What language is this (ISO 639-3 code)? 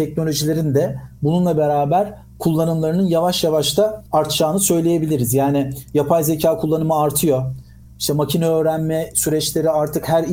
tur